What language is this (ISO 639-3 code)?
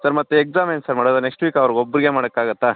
kan